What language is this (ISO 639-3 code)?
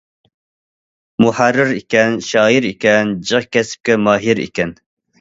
uig